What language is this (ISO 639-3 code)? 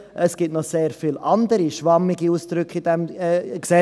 gsw